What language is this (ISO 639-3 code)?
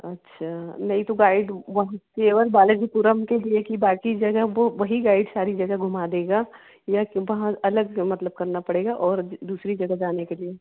hin